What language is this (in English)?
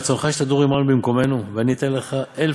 Hebrew